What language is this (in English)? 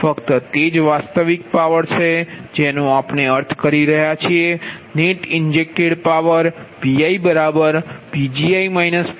Gujarati